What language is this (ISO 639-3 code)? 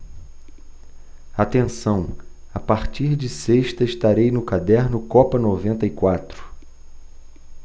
por